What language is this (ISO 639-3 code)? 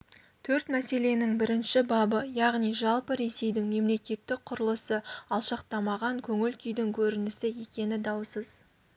kaz